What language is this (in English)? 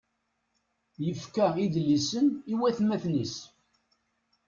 Kabyle